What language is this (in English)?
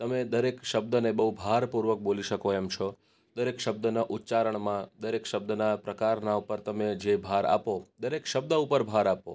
Gujarati